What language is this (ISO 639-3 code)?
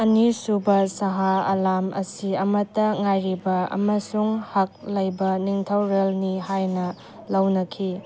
mni